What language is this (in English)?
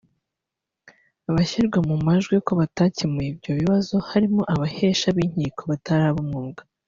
Kinyarwanda